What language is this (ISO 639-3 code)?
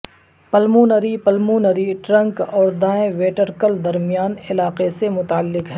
urd